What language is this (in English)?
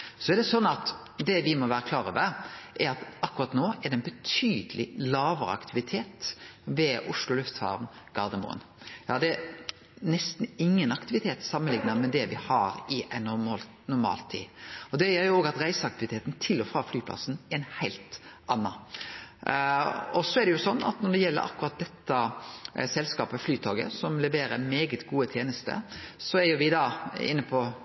Norwegian Nynorsk